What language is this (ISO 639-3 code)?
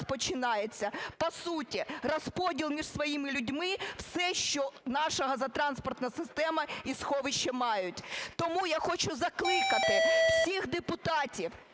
ukr